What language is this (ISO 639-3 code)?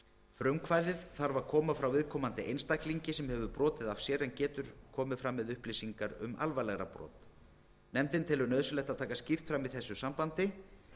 isl